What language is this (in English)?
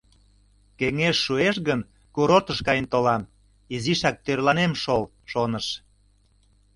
Mari